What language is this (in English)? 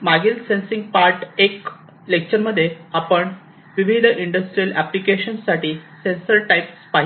Marathi